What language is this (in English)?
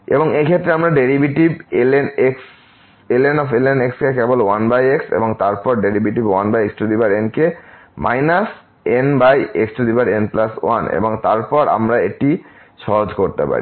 Bangla